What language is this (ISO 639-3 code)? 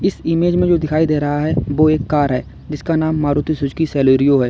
hin